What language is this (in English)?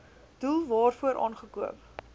Afrikaans